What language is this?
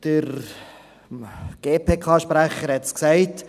Swiss German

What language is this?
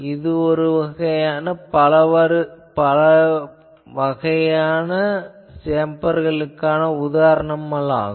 Tamil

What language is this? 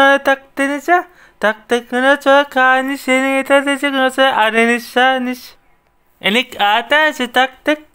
Turkish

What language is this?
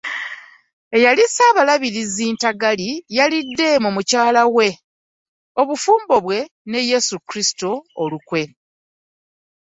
Ganda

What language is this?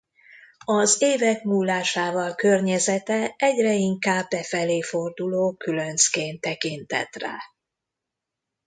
Hungarian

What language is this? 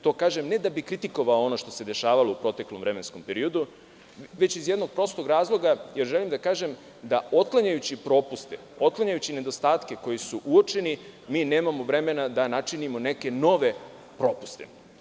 Serbian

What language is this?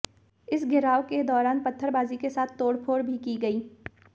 Hindi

